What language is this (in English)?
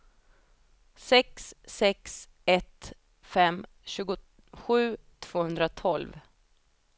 Swedish